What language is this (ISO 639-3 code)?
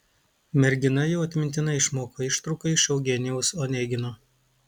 lit